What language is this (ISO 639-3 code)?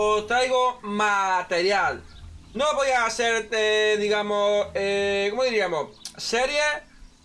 spa